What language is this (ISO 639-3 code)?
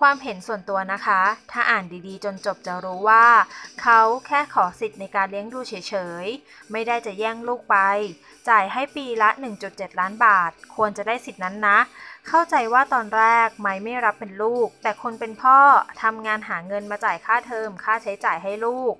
tha